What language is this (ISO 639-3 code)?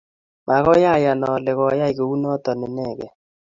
kln